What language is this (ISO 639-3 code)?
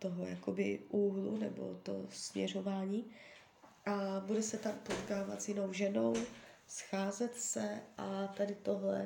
ces